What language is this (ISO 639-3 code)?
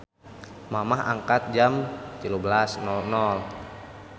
sun